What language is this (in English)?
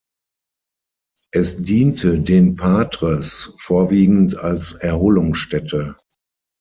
German